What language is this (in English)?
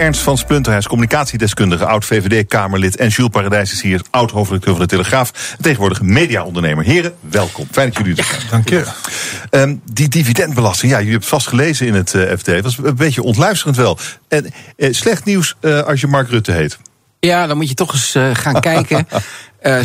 Dutch